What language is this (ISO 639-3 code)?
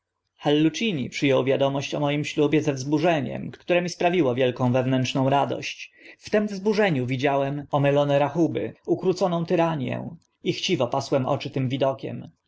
pol